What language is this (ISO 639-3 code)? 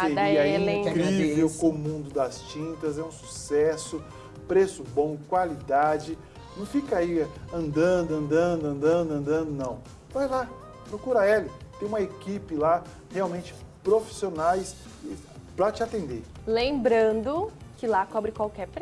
por